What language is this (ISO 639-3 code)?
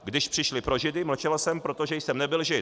ces